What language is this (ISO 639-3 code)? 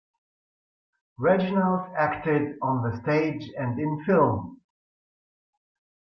eng